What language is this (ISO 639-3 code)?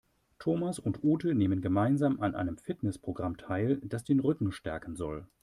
deu